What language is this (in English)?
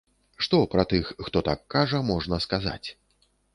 Belarusian